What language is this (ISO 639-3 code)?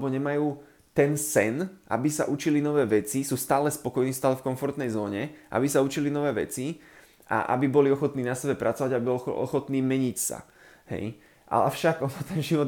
slk